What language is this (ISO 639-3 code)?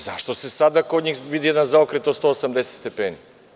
srp